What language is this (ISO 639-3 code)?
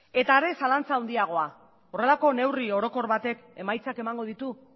eus